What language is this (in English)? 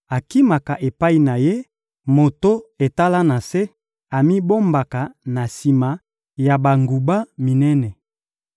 Lingala